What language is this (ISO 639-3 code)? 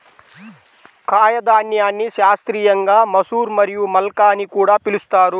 tel